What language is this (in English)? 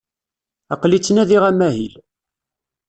Kabyle